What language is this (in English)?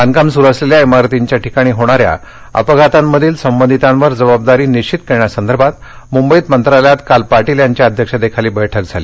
Marathi